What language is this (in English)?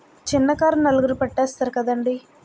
Telugu